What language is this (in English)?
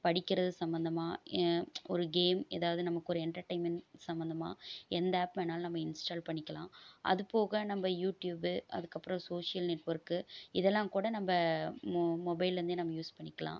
Tamil